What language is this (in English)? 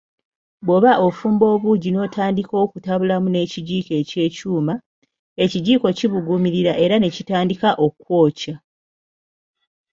Ganda